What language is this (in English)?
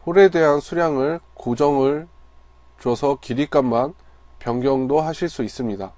Korean